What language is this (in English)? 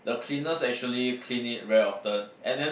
English